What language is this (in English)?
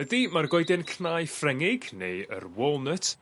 Welsh